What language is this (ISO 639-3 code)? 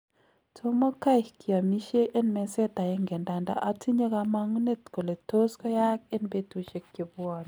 kln